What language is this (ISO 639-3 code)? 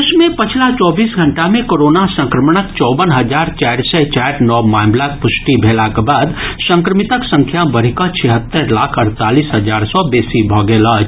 mai